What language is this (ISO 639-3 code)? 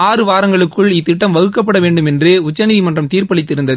tam